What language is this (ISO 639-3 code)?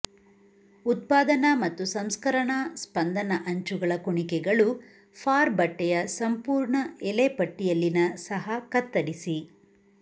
kan